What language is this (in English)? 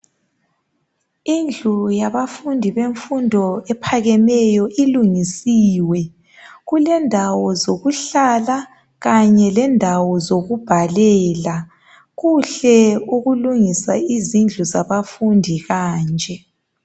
North Ndebele